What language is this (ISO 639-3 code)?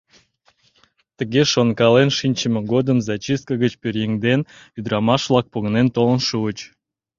chm